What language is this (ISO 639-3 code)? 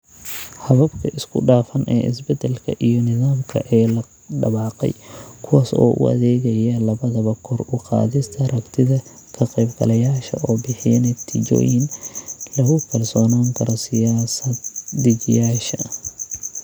som